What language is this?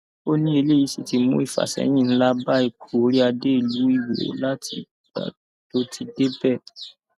Yoruba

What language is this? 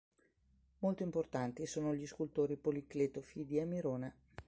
Italian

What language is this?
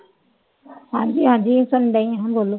Punjabi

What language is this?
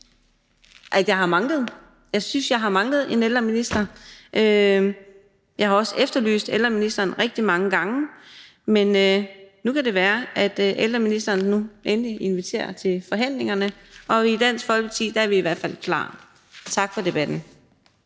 Danish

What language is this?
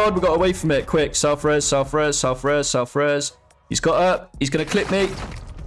English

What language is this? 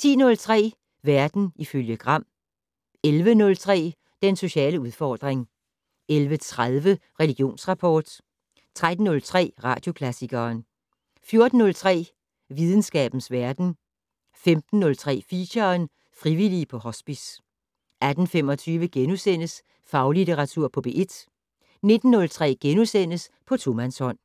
Danish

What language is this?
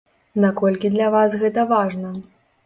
Belarusian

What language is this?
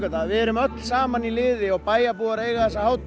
Icelandic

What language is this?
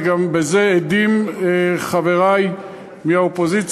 Hebrew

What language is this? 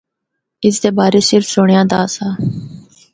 Northern Hindko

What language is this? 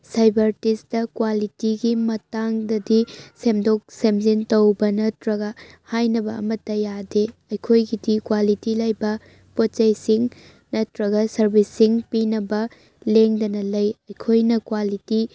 Manipuri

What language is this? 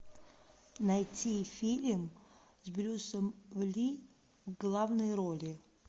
Russian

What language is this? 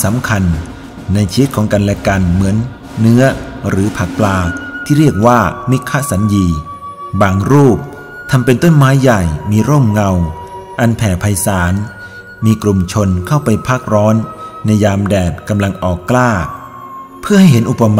Thai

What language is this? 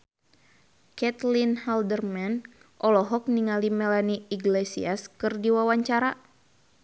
Sundanese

